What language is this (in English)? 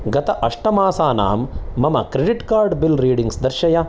Sanskrit